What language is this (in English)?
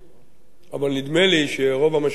Hebrew